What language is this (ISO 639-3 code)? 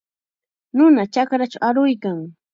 qxa